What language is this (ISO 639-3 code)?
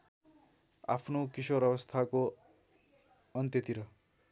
nep